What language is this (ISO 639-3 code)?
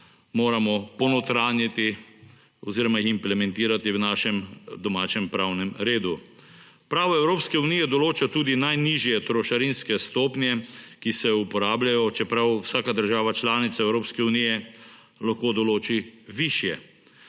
slv